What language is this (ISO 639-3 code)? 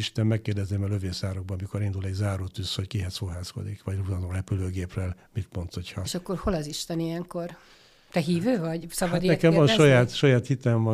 hun